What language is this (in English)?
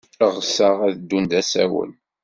Kabyle